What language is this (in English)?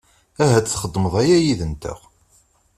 Kabyle